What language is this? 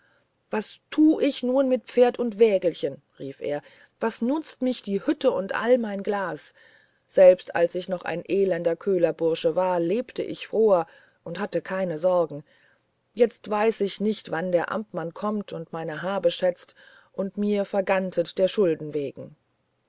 German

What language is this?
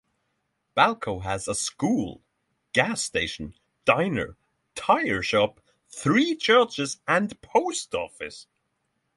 English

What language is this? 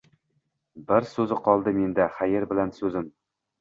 Uzbek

